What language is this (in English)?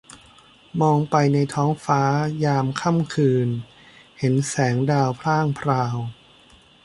Thai